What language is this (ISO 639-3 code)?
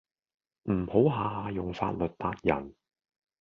yue